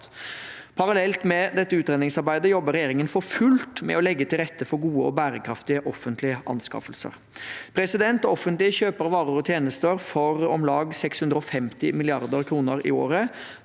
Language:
Norwegian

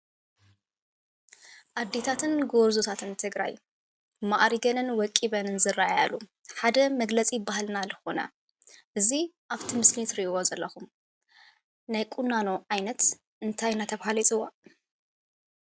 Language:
Tigrinya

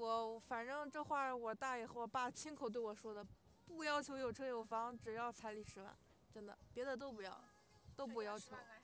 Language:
Chinese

